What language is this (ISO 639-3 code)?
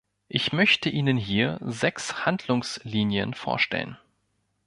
deu